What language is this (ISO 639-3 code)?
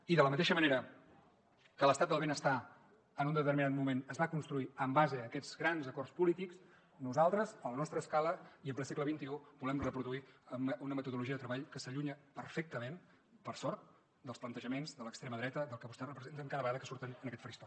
cat